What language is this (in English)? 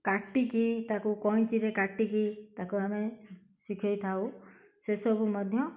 Odia